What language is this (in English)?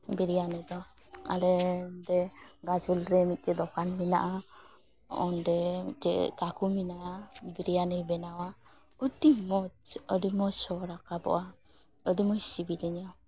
Santali